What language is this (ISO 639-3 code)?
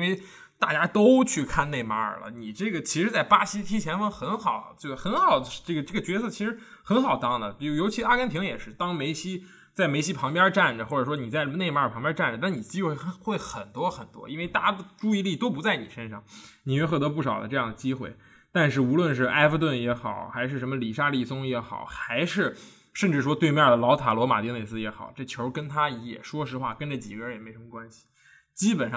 zho